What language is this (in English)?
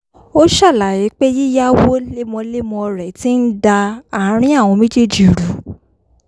Yoruba